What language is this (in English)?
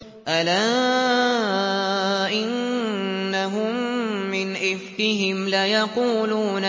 Arabic